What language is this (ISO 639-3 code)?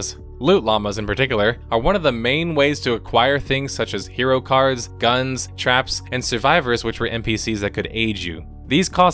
eng